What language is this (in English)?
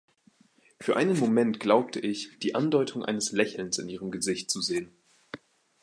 German